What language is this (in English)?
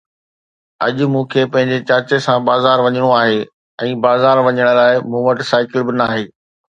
Sindhi